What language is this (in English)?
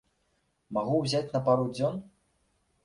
Belarusian